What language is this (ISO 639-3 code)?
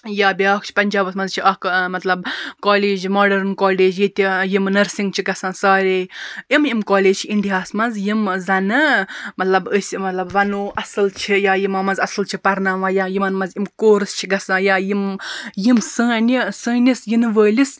kas